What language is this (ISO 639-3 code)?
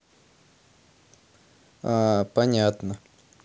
rus